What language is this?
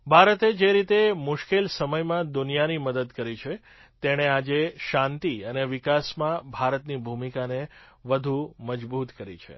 Gujarati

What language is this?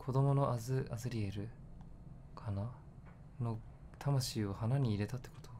Japanese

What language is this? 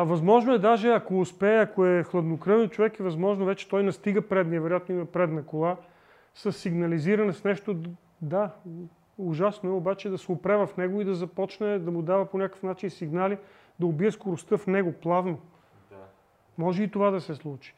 Bulgarian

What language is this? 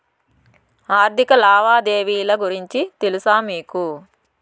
Telugu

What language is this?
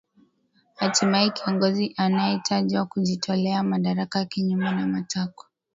Swahili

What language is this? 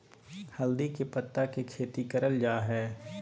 Magahi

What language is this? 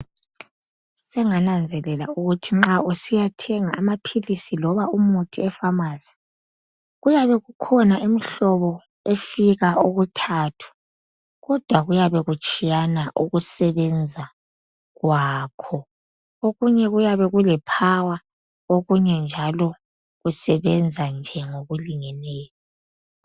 North Ndebele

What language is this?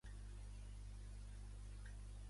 Catalan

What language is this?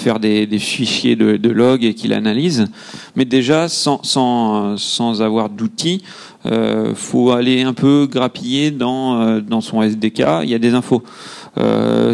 French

